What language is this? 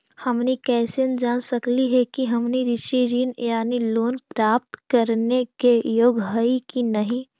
Magahi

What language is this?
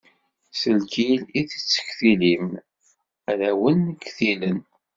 Kabyle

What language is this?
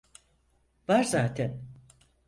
Turkish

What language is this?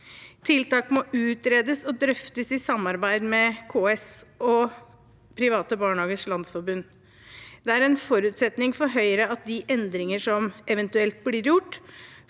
Norwegian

